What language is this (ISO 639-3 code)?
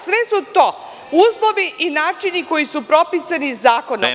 srp